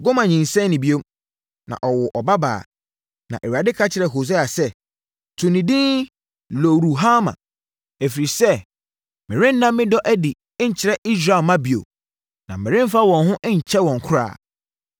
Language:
Akan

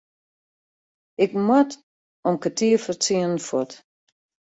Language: Western Frisian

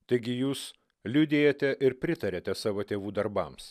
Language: Lithuanian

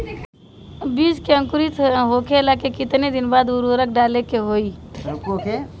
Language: Bhojpuri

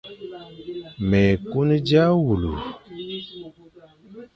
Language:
Fang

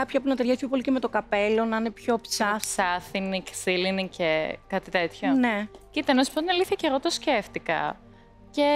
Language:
Greek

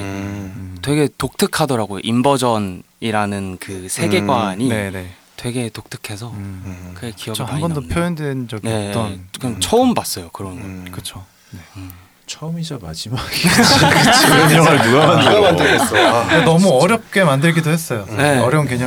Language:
Korean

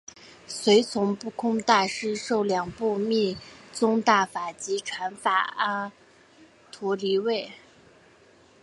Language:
Chinese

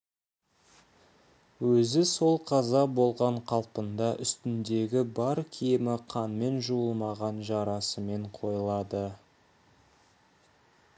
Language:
Kazakh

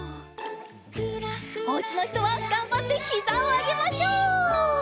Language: Japanese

